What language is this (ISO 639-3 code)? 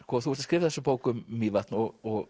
isl